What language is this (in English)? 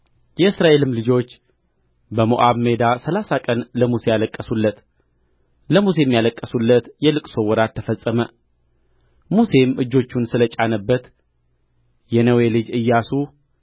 Amharic